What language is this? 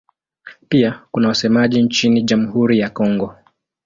Swahili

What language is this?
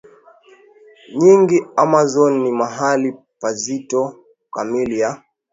Swahili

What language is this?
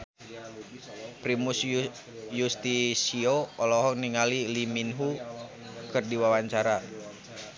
Sundanese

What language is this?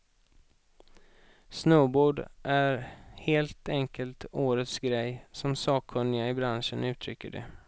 Swedish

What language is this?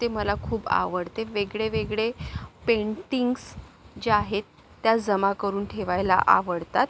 Marathi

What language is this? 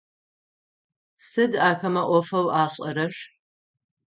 Adyghe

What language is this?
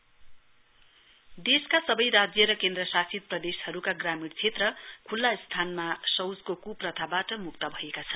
Nepali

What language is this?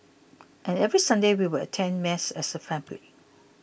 English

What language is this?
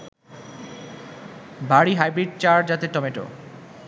Bangla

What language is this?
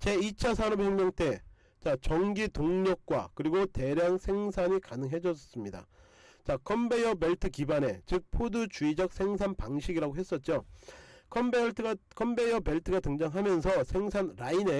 Korean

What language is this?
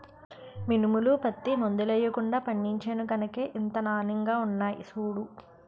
Telugu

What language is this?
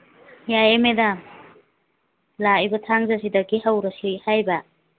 Manipuri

